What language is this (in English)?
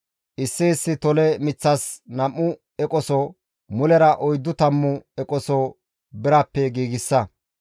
Gamo